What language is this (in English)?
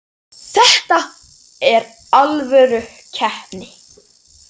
Icelandic